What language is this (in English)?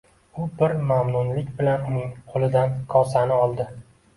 Uzbek